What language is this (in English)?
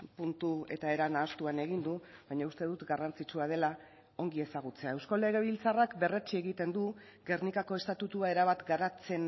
Basque